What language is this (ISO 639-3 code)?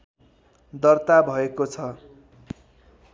nep